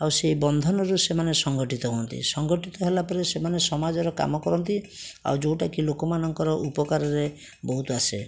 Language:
Odia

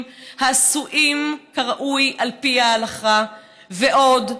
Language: Hebrew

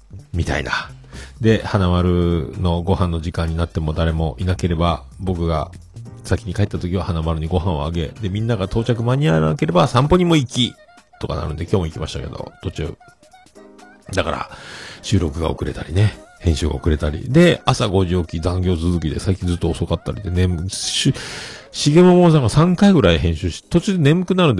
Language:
Japanese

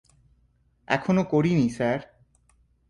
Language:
Bangla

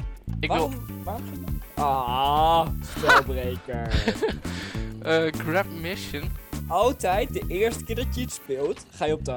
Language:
Dutch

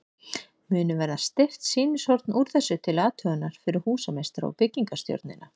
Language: Icelandic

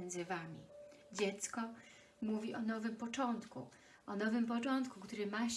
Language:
Polish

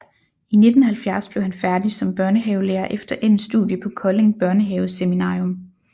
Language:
Danish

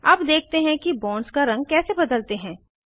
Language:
Hindi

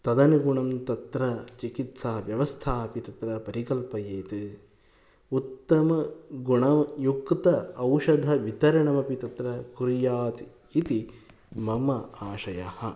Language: Sanskrit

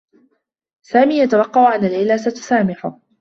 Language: Arabic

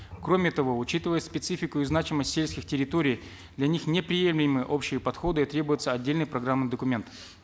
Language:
Kazakh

